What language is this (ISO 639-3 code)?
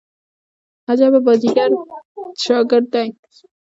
pus